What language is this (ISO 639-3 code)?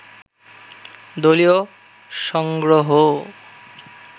ben